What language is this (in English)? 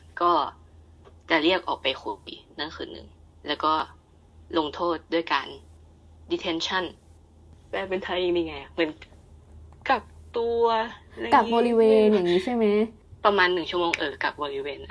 Thai